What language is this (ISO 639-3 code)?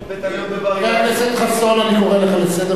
heb